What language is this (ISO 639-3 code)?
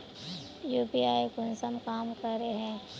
mag